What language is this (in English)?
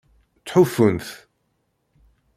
Kabyle